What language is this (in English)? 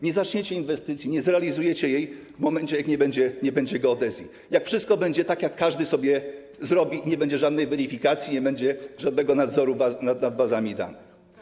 Polish